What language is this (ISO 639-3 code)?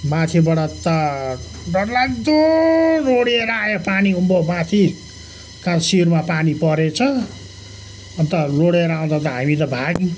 nep